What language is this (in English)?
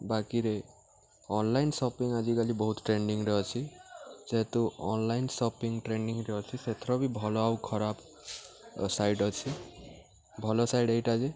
Odia